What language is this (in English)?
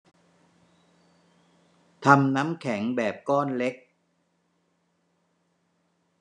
Thai